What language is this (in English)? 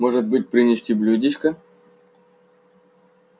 Russian